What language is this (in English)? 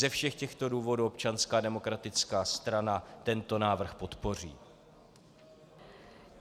Czech